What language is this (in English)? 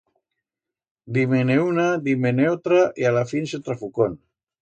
Aragonese